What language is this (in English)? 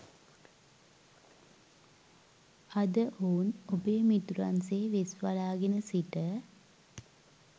Sinhala